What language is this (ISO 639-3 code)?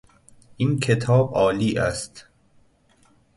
fas